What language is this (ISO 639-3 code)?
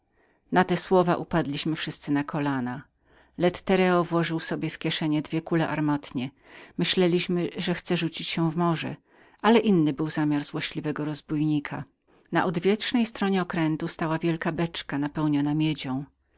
pol